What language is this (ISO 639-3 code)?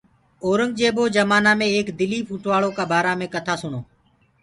ggg